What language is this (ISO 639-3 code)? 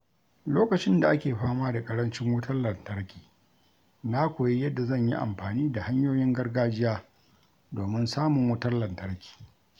hau